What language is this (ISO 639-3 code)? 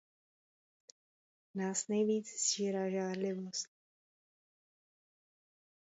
ces